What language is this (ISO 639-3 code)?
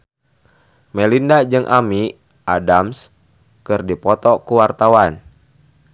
sun